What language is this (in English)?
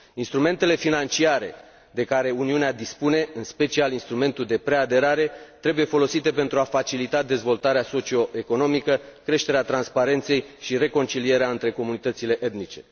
Romanian